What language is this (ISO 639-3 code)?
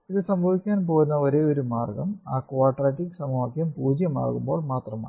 mal